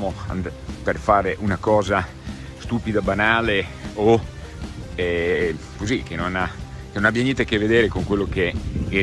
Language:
Italian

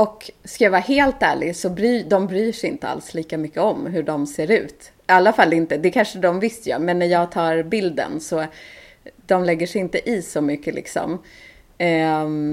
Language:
Swedish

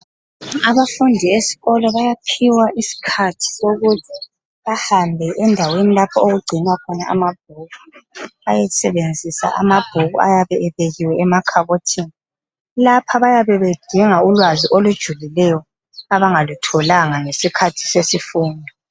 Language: North Ndebele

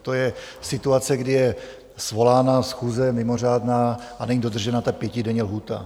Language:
Czech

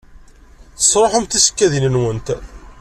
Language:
Kabyle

